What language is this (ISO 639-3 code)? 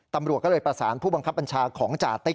tha